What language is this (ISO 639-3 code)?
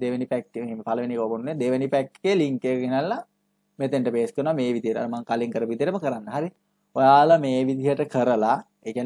hin